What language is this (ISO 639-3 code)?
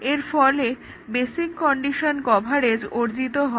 ben